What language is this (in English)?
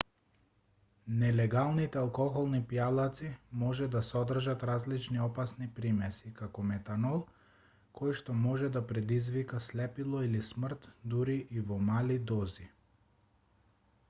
Macedonian